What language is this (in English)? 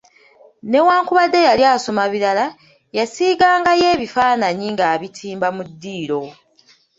Ganda